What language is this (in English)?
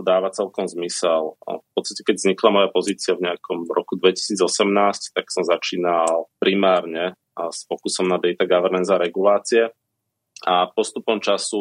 Slovak